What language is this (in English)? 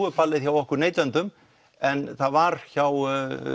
Icelandic